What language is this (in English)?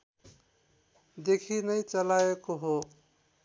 Nepali